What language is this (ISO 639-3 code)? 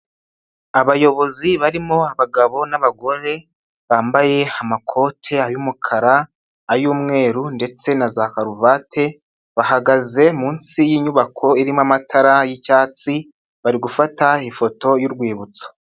kin